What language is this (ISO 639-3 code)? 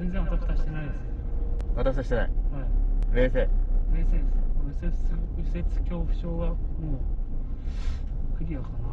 jpn